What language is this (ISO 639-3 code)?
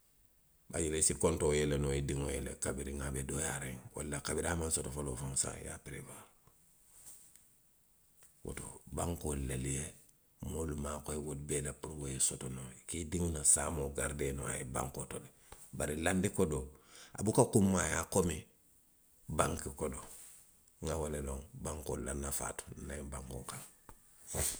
mlq